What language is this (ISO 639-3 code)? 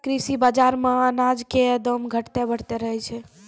mai